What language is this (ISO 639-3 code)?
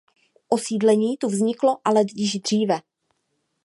ces